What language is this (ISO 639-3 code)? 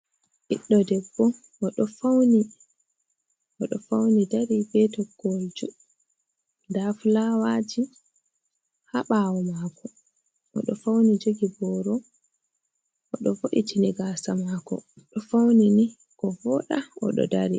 ful